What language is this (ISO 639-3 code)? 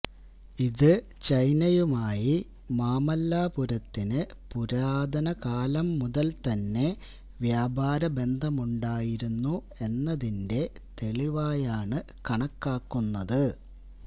mal